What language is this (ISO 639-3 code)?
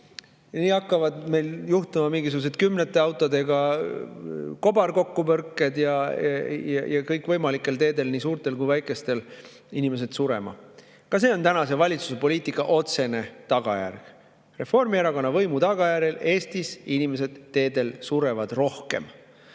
est